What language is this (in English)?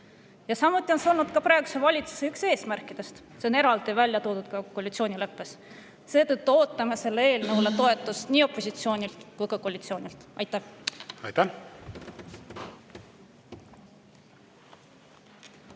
Estonian